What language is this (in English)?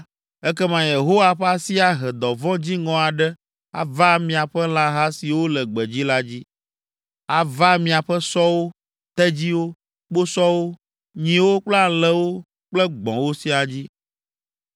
Ewe